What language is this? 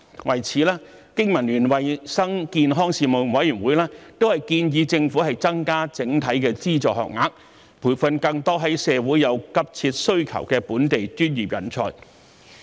Cantonese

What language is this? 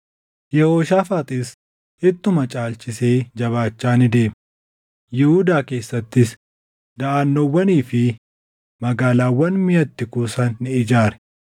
Oromo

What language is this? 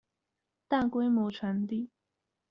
Chinese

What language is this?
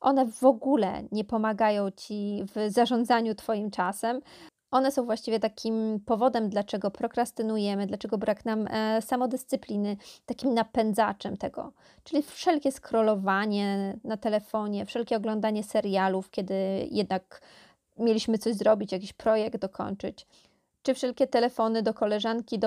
Polish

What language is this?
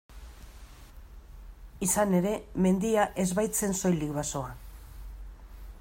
Basque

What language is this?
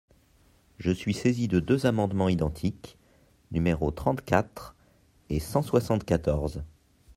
French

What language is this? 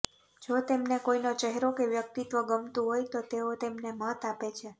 Gujarati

